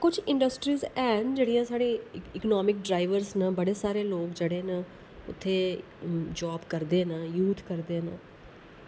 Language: Dogri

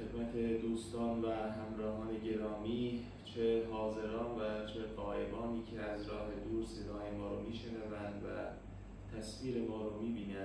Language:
Persian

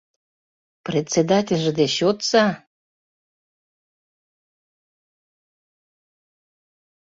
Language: Mari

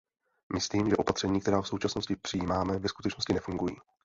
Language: Czech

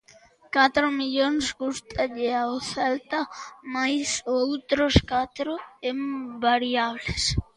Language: Galician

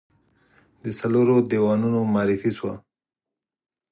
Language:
Pashto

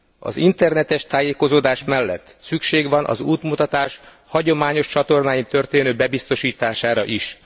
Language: Hungarian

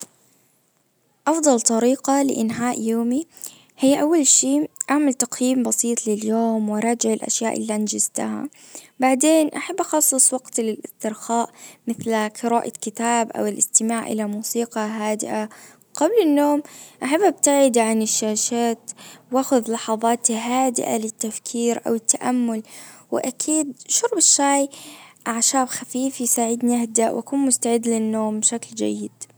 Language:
Najdi Arabic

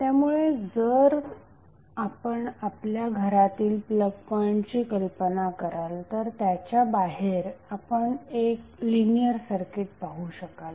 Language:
Marathi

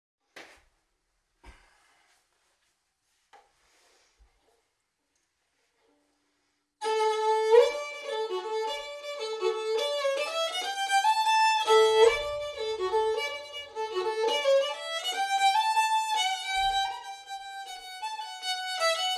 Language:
Swedish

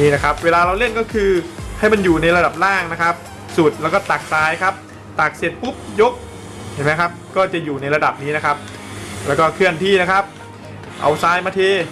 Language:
Thai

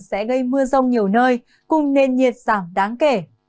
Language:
Vietnamese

